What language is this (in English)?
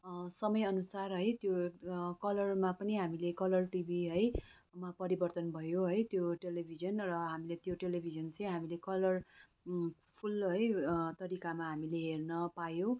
Nepali